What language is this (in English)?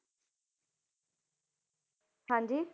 Punjabi